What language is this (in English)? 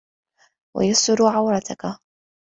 Arabic